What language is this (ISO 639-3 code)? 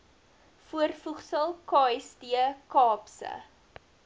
afr